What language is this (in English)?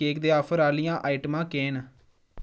Dogri